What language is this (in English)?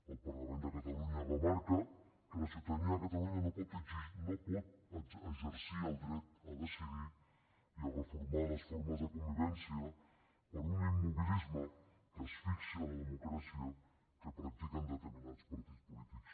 Catalan